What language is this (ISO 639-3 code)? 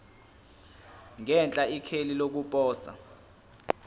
zul